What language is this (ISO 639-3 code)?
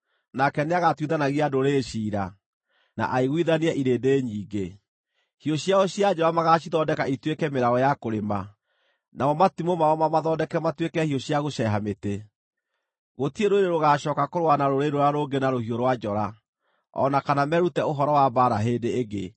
kik